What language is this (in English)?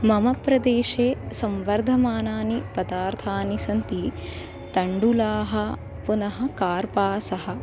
Sanskrit